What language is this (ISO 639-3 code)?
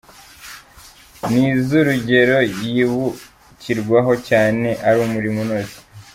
kin